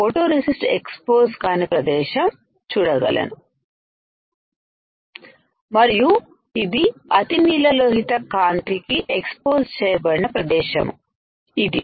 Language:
Telugu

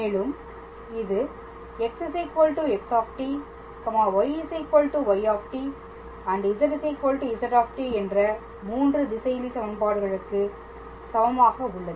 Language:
Tamil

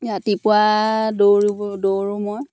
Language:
Assamese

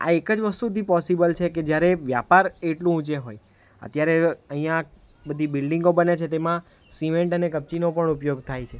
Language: Gujarati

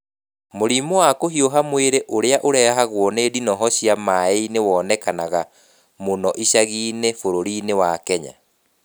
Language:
Kikuyu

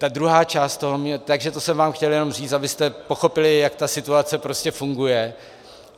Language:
Czech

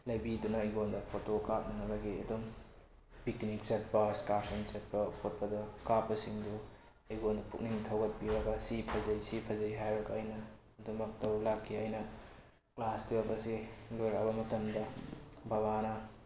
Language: Manipuri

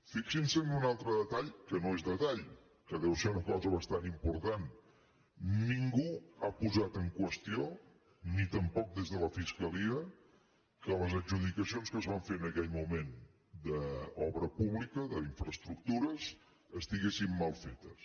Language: Catalan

